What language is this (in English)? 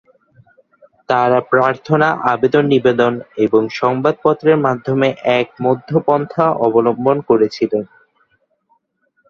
Bangla